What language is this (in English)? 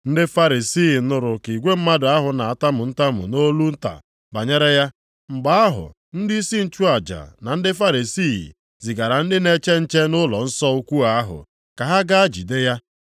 Igbo